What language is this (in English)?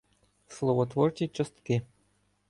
Ukrainian